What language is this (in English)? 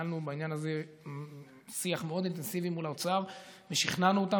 Hebrew